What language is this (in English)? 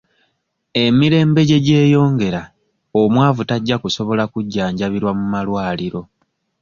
Ganda